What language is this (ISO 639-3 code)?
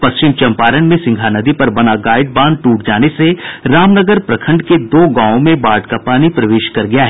hin